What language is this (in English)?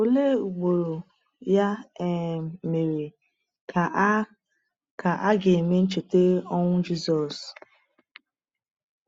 Igbo